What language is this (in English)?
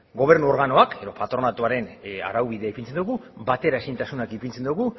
Basque